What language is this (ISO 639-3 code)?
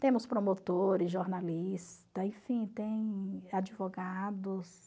por